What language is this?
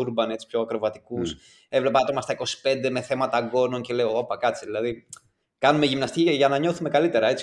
Greek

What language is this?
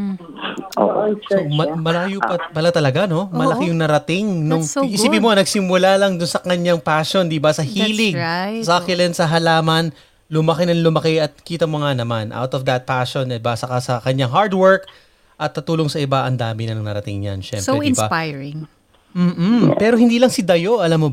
Filipino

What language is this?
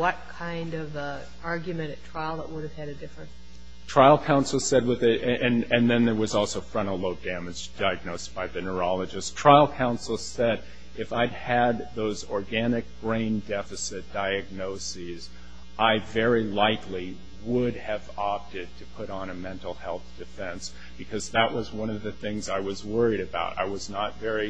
English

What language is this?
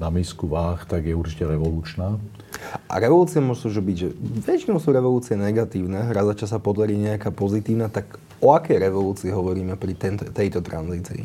Slovak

